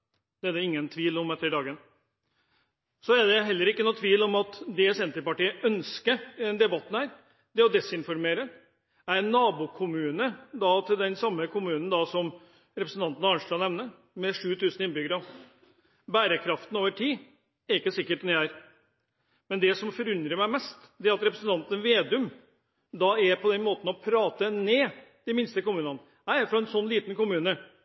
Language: Norwegian Bokmål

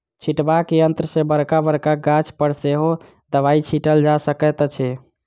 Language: Maithili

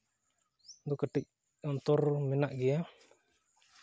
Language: Santali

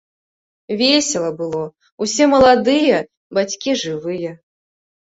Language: Belarusian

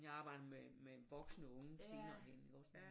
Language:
Danish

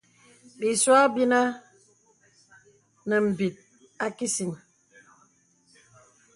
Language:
Bebele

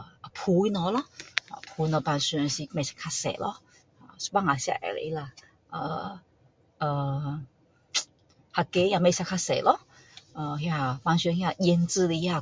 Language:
Min Dong Chinese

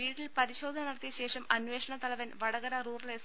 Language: Malayalam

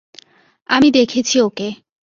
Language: Bangla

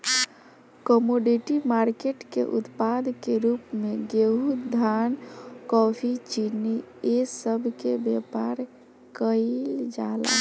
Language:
Bhojpuri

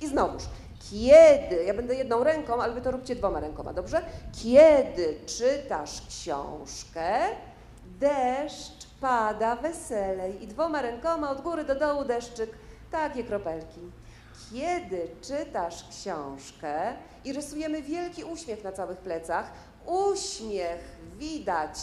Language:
Polish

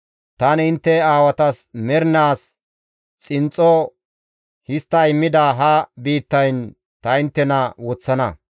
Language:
Gamo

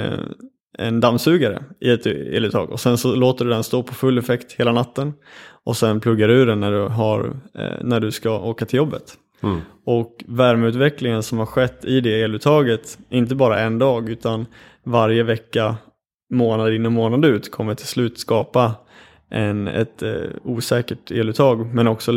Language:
Swedish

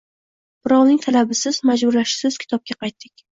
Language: Uzbek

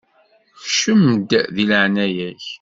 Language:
Kabyle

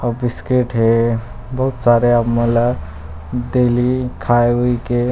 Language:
Chhattisgarhi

